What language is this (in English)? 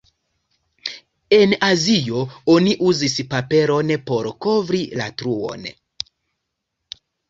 Esperanto